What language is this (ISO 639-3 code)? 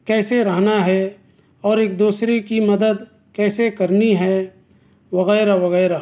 urd